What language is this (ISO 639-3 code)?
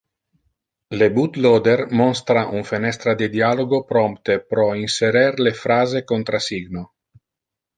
ina